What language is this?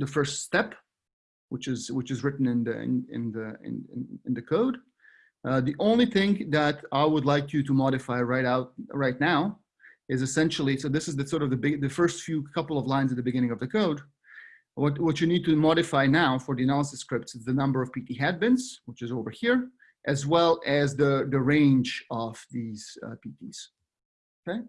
English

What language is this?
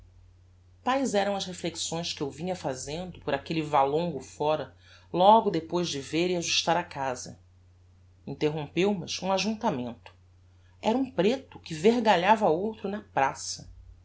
Portuguese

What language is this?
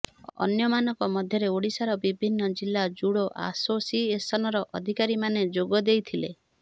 Odia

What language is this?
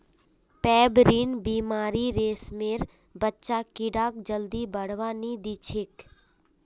Magahi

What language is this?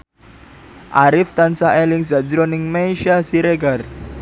Javanese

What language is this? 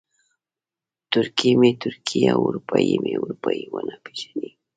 Pashto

